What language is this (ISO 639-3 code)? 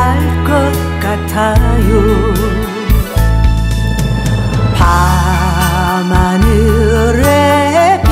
tha